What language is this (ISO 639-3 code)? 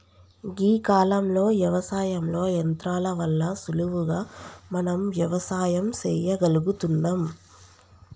tel